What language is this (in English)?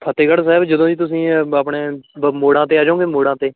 Punjabi